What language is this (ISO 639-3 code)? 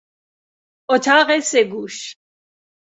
fas